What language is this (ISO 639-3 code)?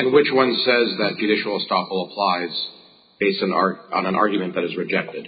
eng